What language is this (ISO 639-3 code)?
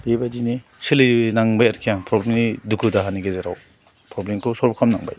brx